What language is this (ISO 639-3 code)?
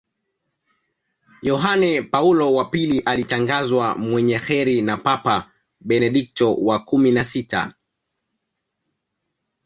swa